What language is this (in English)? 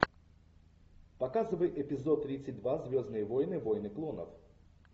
Russian